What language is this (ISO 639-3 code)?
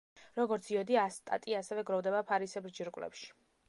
kat